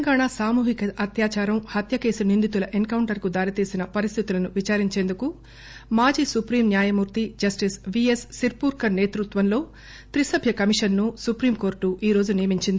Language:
Telugu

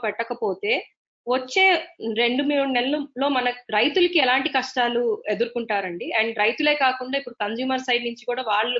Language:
Telugu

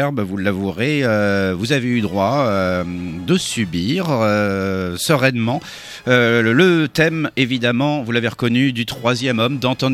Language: French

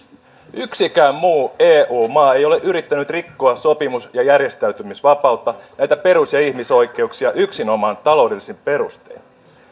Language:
Finnish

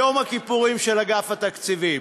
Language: Hebrew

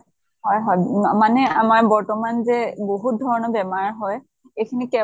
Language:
Assamese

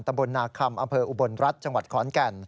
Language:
Thai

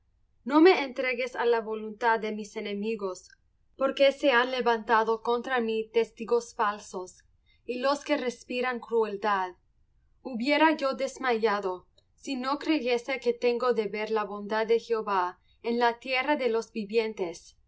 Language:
Spanish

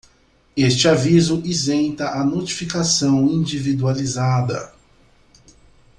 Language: Portuguese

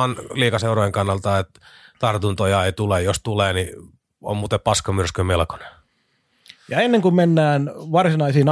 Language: Finnish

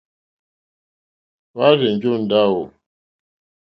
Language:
Mokpwe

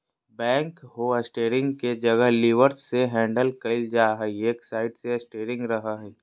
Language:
Magahi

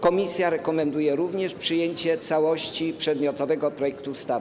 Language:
Polish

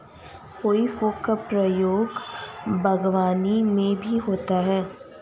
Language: Hindi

